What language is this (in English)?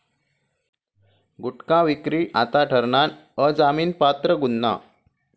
Marathi